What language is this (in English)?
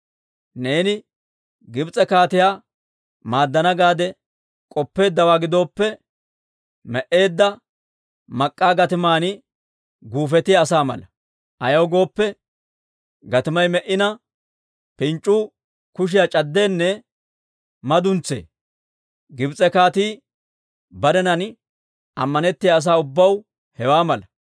Dawro